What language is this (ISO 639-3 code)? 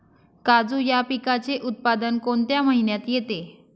mar